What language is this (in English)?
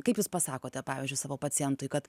Lithuanian